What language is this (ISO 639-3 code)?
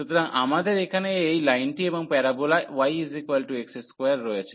ben